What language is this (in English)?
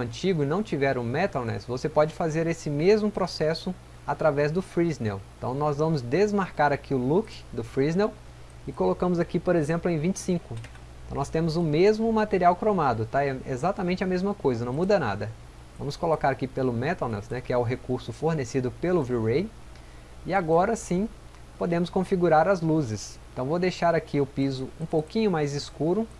Portuguese